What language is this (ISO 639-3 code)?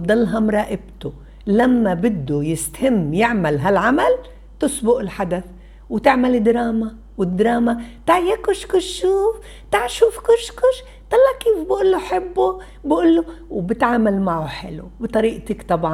ara